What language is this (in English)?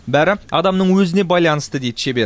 Kazakh